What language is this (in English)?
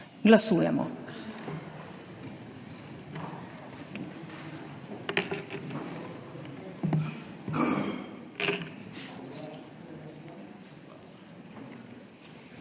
Slovenian